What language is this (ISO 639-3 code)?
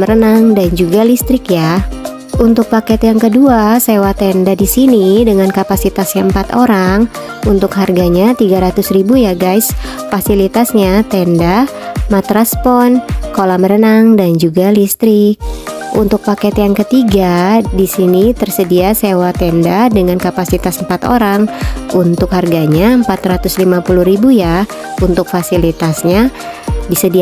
ind